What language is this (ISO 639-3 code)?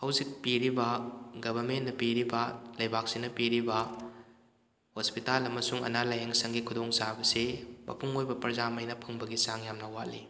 mni